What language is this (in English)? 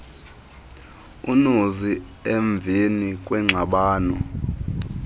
Xhosa